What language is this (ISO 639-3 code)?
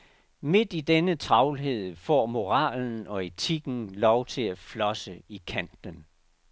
dan